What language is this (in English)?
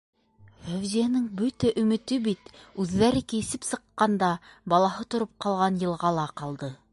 Bashkir